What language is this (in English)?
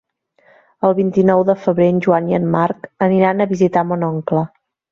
Catalan